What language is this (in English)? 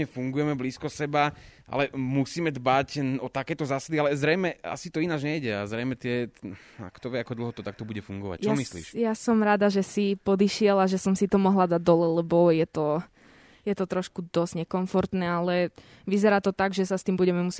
Slovak